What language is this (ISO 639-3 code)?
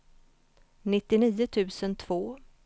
swe